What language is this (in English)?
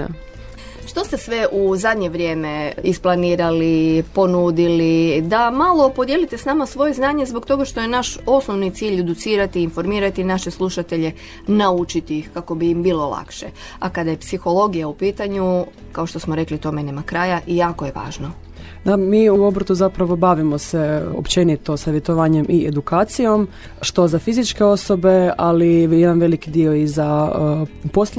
Croatian